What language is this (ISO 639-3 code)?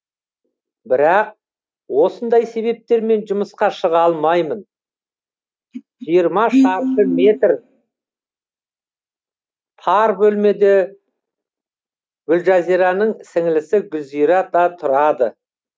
kaz